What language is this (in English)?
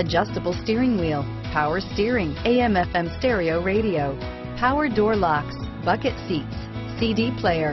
English